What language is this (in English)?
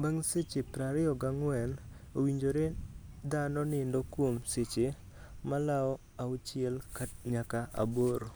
Luo (Kenya and Tanzania)